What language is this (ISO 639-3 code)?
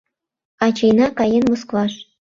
chm